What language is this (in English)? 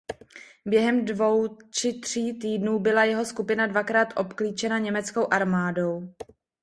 Czech